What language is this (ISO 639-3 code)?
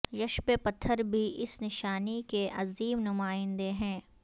urd